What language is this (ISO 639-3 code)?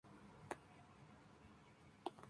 spa